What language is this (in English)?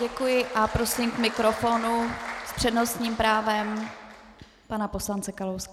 Czech